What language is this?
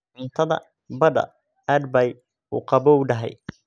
Somali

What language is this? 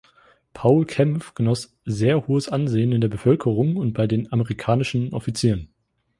German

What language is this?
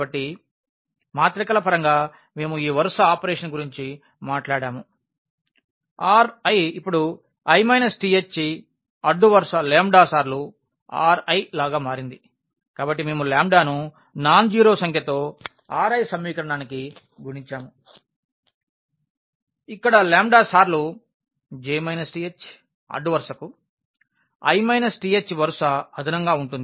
Telugu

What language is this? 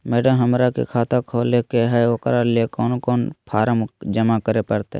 Magahi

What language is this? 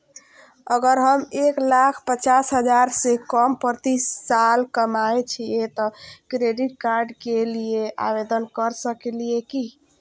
Maithili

